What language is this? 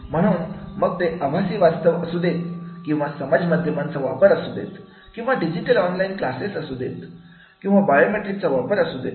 Marathi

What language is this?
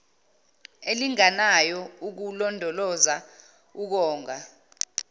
Zulu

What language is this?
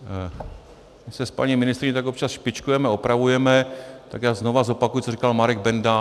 Czech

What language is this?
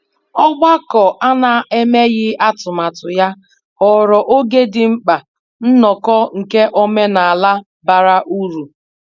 Igbo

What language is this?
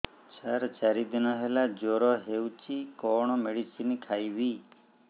Odia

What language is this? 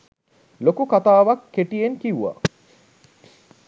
Sinhala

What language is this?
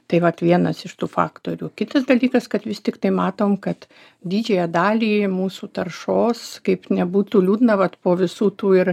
Lithuanian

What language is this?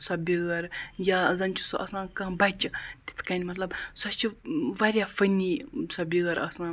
Kashmiri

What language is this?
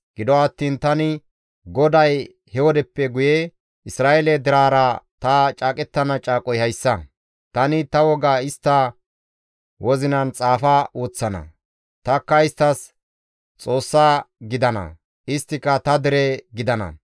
Gamo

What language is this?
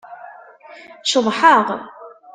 Kabyle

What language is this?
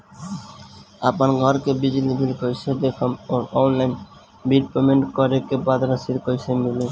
Bhojpuri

